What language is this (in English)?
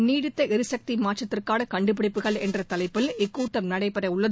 Tamil